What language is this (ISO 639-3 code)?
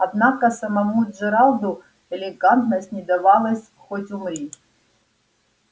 rus